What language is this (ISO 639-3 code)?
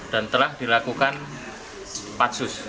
ind